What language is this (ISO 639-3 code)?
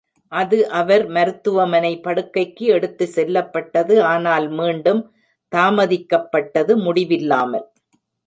tam